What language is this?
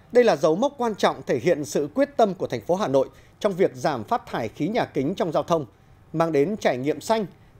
Vietnamese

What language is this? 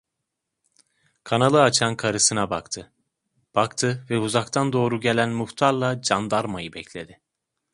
Turkish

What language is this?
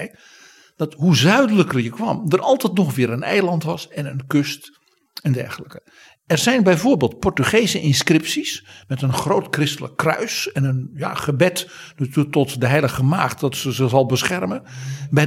Dutch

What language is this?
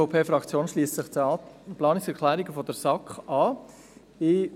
Swiss German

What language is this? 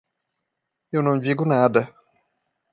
Portuguese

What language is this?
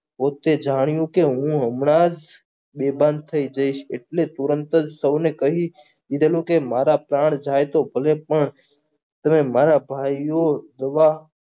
Gujarati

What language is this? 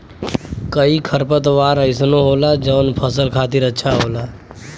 Bhojpuri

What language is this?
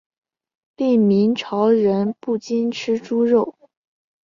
Chinese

